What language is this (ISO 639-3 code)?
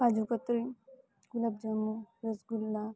guj